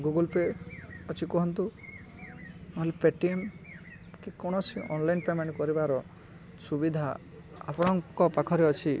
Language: Odia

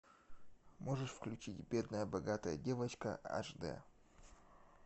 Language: Russian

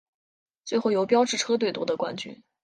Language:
Chinese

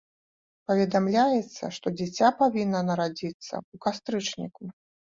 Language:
Belarusian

